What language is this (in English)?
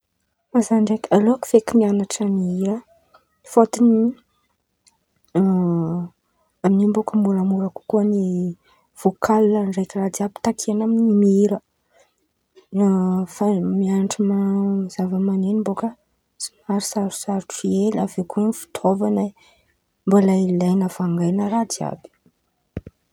Antankarana Malagasy